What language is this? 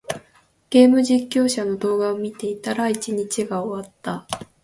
Japanese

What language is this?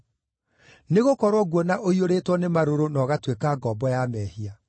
Kikuyu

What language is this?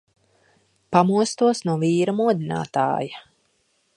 Latvian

